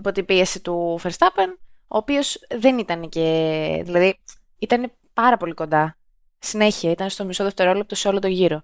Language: Greek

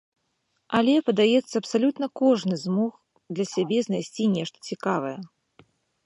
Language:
Belarusian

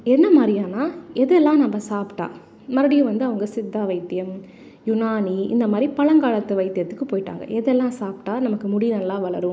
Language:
Tamil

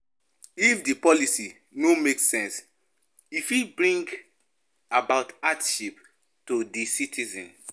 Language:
Nigerian Pidgin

